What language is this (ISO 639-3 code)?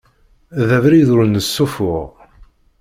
kab